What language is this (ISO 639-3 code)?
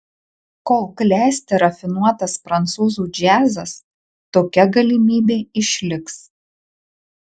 lit